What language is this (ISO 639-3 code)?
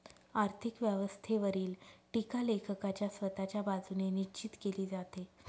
mar